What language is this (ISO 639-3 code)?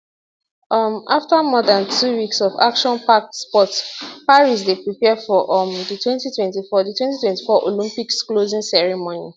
pcm